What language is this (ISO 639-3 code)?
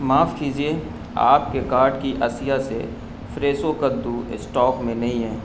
urd